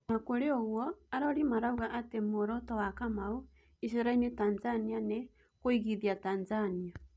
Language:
Kikuyu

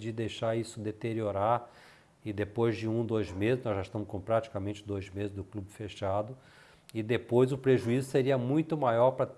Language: Portuguese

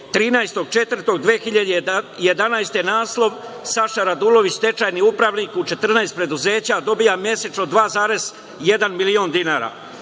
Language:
Serbian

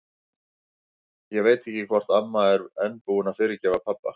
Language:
Icelandic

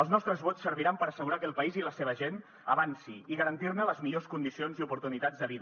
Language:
Catalan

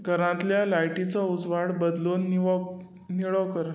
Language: Konkani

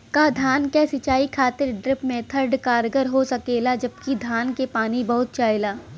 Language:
Bhojpuri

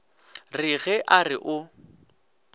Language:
Northern Sotho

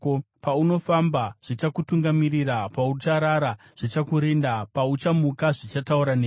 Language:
Shona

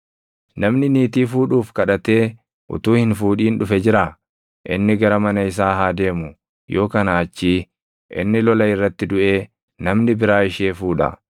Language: Oromo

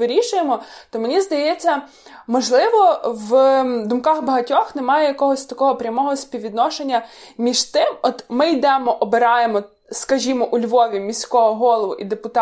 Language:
Ukrainian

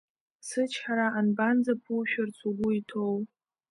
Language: Abkhazian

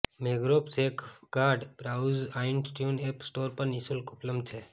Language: Gujarati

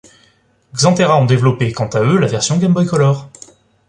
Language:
French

